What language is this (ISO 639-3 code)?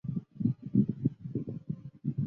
zho